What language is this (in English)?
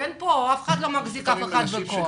Hebrew